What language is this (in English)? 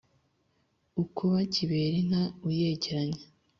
Kinyarwanda